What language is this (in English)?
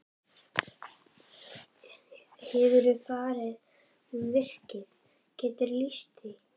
Icelandic